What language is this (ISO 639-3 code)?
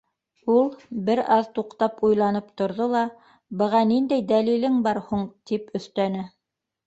bak